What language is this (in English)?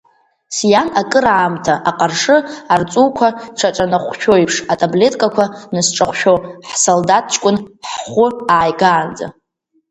Abkhazian